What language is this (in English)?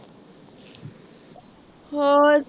Punjabi